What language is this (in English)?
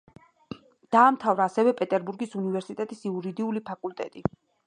Georgian